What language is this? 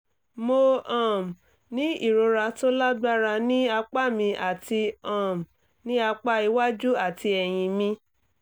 Yoruba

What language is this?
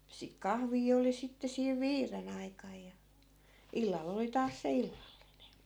Finnish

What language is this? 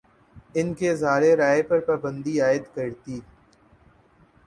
Urdu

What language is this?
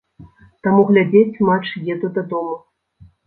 Belarusian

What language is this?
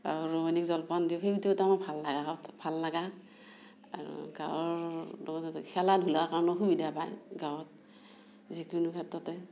Assamese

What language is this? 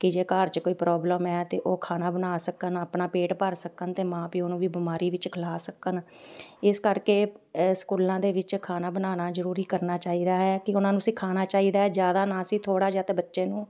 Punjabi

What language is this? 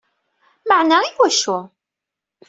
Kabyle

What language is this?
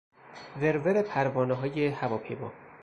Persian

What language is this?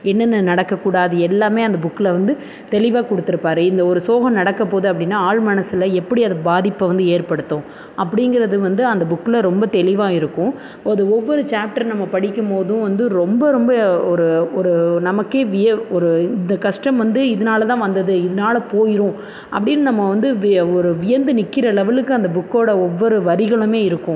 Tamil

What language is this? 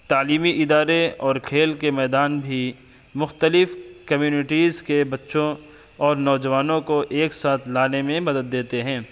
Urdu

